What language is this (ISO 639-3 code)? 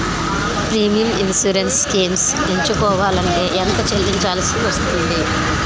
tel